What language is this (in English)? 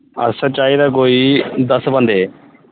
Dogri